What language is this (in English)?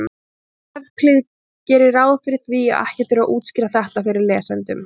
Icelandic